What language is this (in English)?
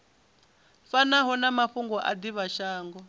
Venda